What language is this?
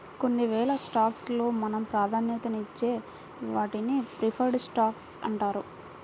Telugu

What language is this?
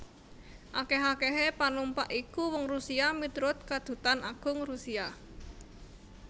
Javanese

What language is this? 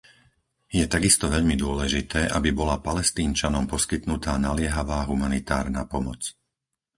Slovak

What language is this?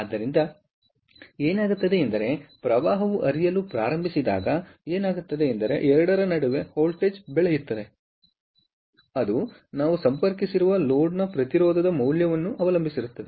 Kannada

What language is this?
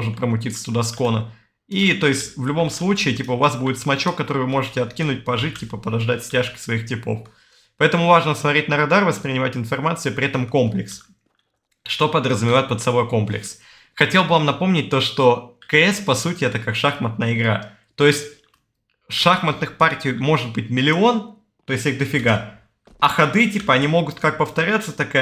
Russian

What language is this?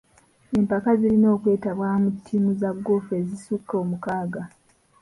Ganda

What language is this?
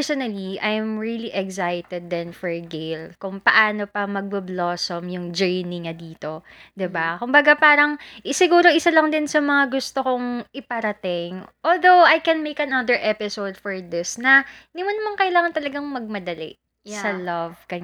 Filipino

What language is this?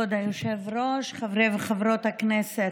Hebrew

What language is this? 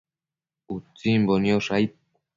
Matsés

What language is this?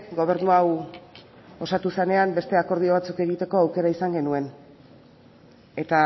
Basque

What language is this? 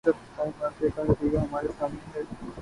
Urdu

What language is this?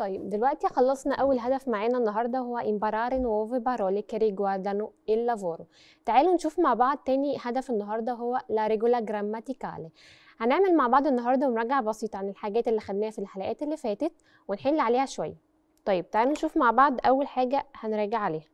Arabic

